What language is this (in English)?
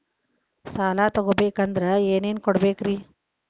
Kannada